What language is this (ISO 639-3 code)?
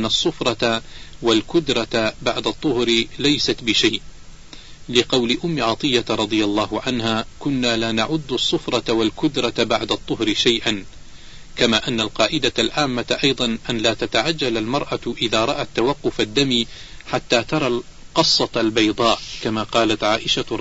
ara